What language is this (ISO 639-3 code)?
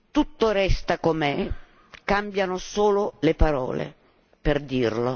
ita